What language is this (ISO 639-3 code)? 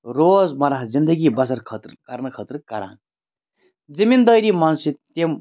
kas